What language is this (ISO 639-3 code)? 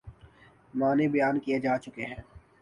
urd